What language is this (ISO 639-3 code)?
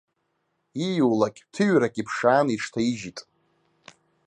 abk